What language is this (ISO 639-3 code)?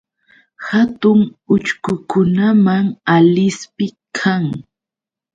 qux